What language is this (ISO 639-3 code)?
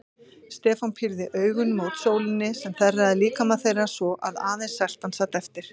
isl